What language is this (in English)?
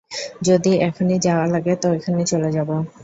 Bangla